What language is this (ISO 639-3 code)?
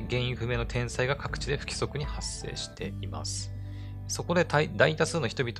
jpn